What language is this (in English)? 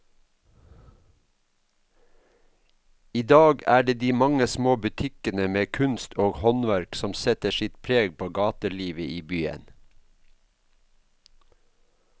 Norwegian